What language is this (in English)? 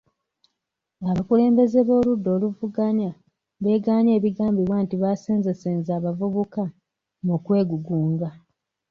Ganda